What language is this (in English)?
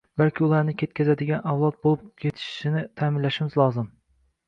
Uzbek